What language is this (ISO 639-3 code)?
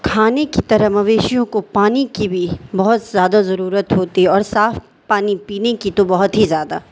urd